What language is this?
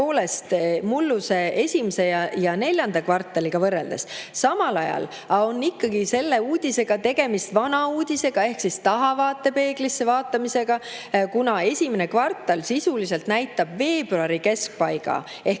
Estonian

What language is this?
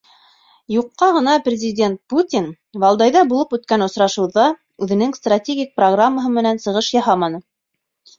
Bashkir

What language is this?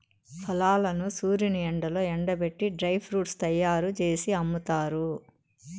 Telugu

